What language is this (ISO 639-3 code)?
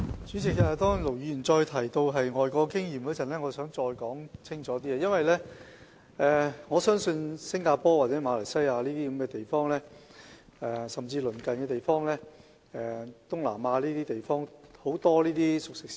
yue